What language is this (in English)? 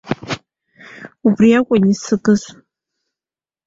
Abkhazian